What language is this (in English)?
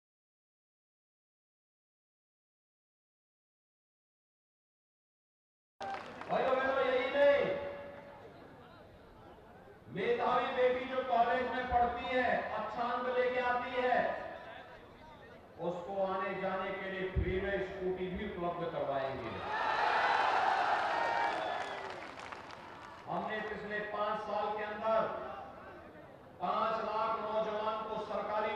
Hindi